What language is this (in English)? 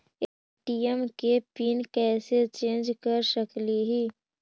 Magahi